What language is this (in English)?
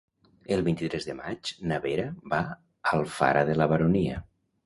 Catalan